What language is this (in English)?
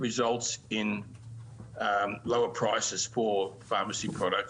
Hebrew